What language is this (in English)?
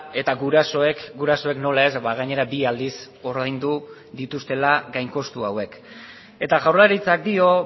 Basque